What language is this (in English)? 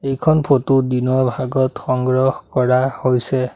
Assamese